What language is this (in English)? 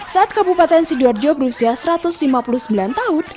Indonesian